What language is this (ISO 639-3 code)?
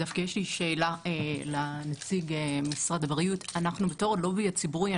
heb